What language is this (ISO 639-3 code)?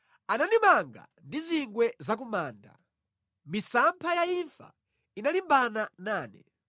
nya